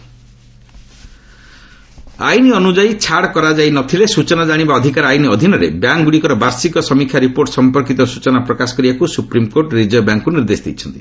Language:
Odia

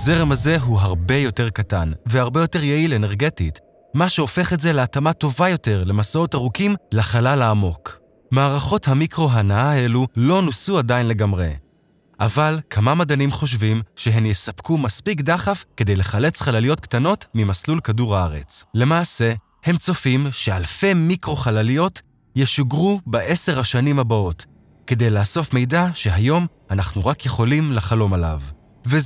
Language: Hebrew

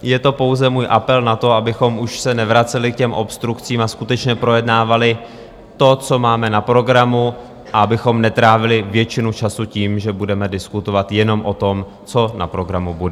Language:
Czech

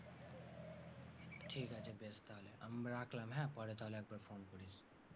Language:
Bangla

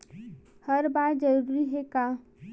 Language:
Chhattisgarhi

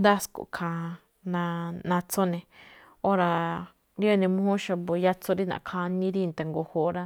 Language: Malinaltepec Me'phaa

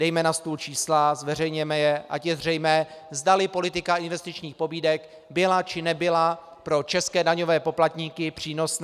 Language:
Czech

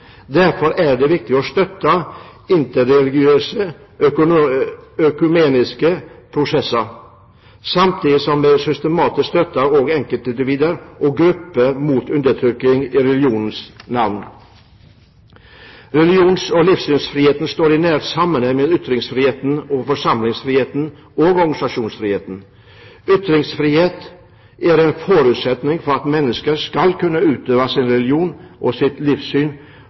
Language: Norwegian Bokmål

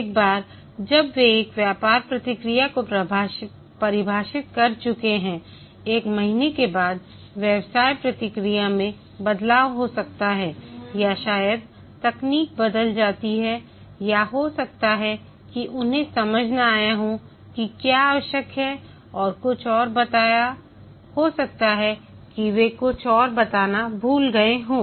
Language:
Hindi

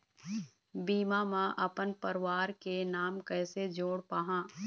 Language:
Chhattisgarhi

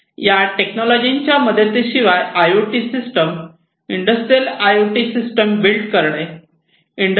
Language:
Marathi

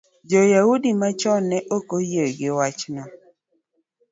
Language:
Luo (Kenya and Tanzania)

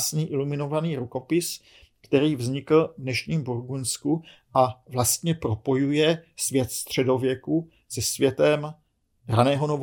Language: Czech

